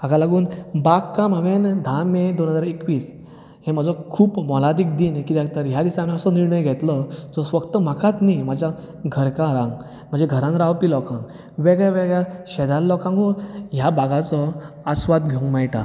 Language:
Konkani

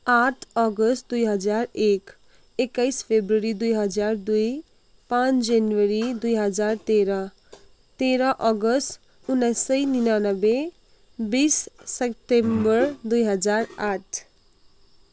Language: Nepali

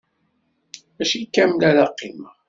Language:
Kabyle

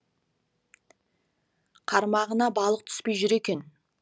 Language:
Kazakh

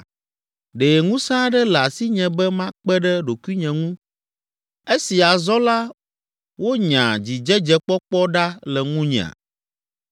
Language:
Ewe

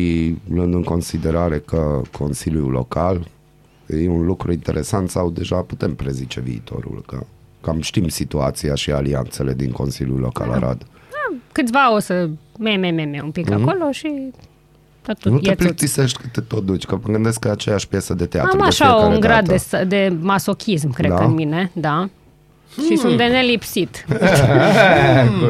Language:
Romanian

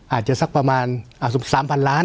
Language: Thai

